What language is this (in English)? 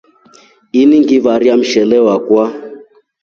Rombo